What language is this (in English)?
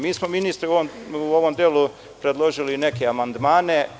Serbian